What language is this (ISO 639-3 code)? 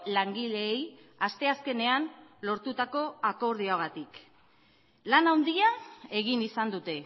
eus